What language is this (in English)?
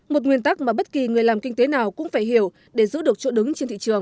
Vietnamese